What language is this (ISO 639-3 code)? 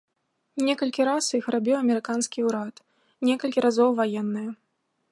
bel